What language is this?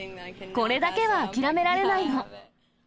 Japanese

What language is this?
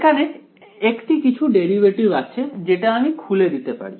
Bangla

